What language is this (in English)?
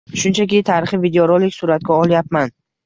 Uzbek